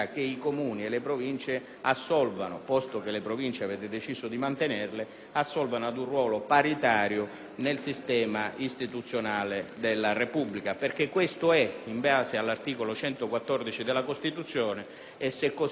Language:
Italian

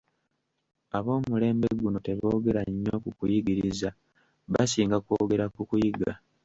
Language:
Ganda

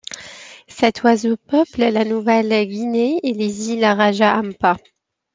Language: French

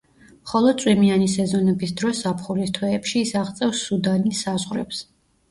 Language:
Georgian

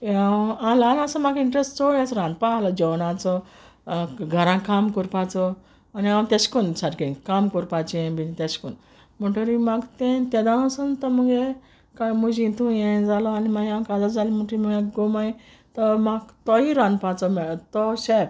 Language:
Konkani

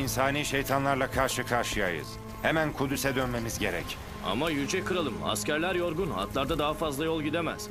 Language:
Turkish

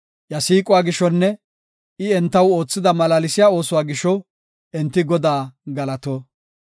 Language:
Gofa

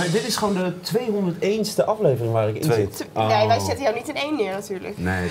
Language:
Dutch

